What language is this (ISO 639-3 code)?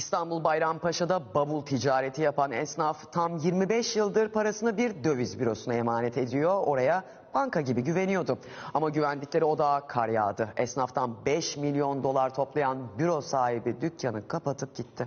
tur